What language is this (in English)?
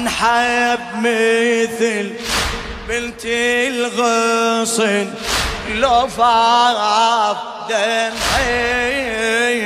Arabic